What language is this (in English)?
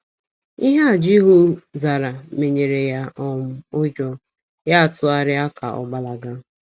Igbo